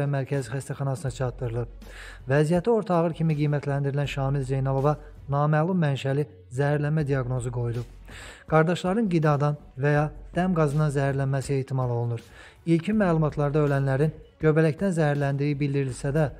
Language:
Turkish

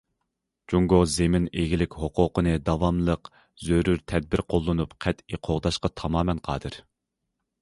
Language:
Uyghur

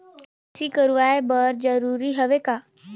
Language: Chhattisgarhi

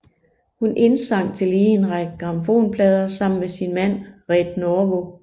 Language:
Danish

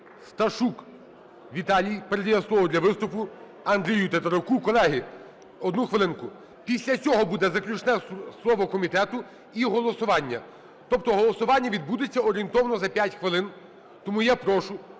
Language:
Ukrainian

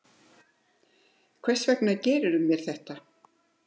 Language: Icelandic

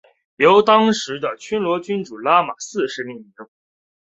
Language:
Chinese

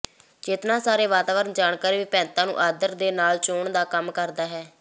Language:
Punjabi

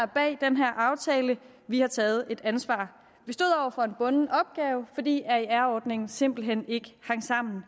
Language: Danish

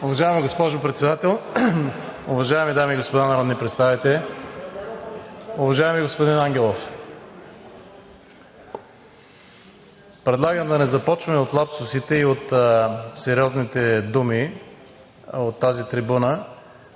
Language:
Bulgarian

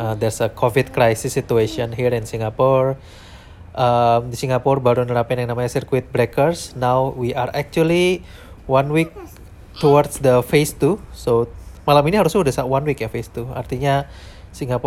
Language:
Indonesian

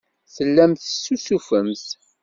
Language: Kabyle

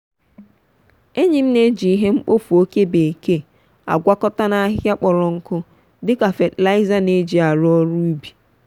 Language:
Igbo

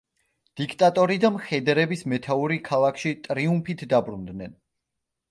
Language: Georgian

